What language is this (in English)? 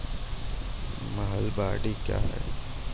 Maithili